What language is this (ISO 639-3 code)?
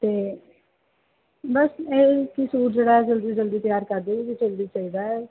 pan